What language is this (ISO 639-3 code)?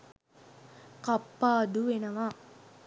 sin